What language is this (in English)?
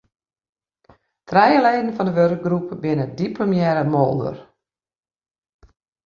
Western Frisian